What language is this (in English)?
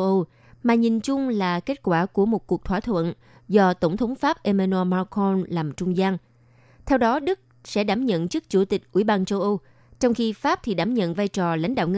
Vietnamese